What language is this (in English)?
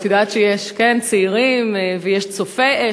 Hebrew